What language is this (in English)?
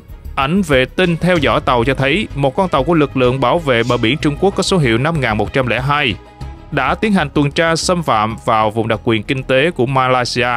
Vietnamese